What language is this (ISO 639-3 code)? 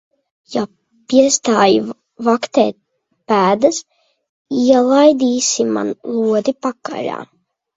lav